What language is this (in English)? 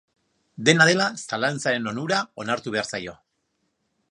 Basque